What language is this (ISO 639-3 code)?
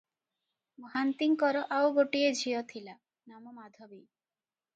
ori